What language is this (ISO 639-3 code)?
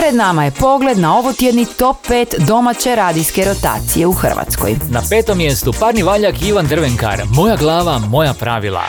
hrv